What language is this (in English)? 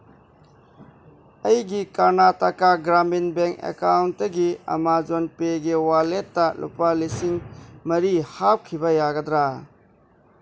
Manipuri